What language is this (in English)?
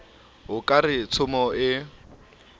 Southern Sotho